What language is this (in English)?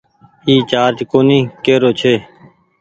Goaria